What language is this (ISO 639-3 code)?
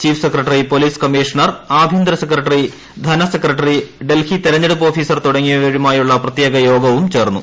mal